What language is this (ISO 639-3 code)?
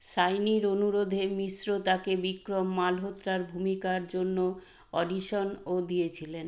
ben